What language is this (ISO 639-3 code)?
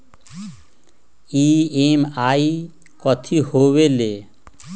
mag